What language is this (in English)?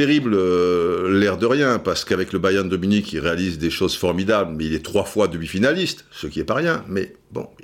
French